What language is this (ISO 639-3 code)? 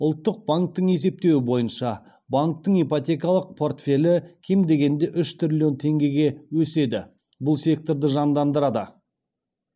kaz